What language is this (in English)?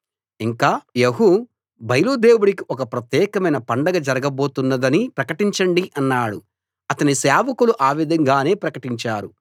Telugu